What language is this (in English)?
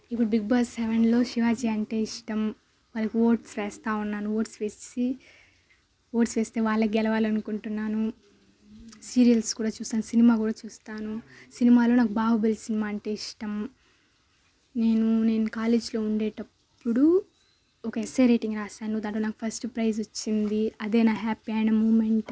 Telugu